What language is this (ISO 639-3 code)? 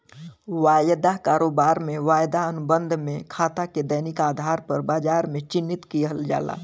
bho